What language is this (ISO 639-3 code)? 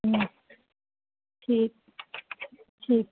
snd